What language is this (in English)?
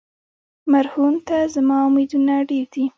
Pashto